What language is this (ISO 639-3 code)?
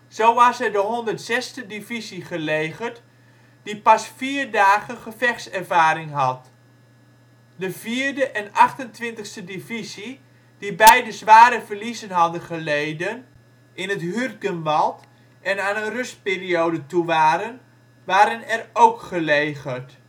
nld